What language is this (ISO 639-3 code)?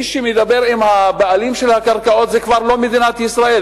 heb